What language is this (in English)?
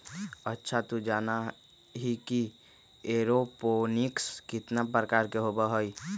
Magahi